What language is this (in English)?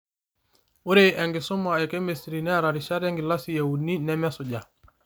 Masai